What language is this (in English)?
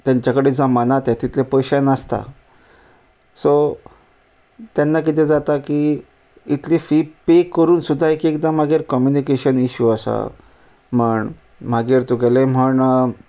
Konkani